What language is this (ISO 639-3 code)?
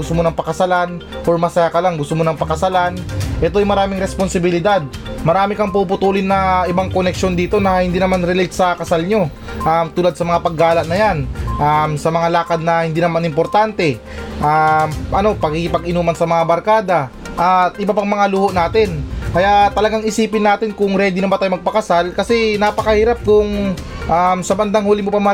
fil